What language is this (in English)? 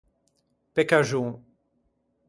Ligurian